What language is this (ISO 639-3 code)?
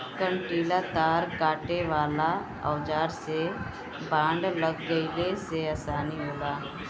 bho